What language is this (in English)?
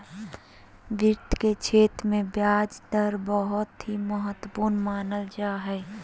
Magahi